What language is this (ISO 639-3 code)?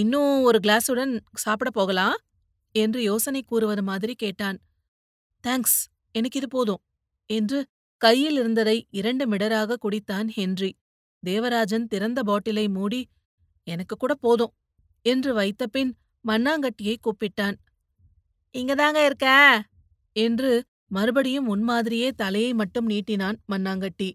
tam